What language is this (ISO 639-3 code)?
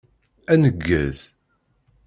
kab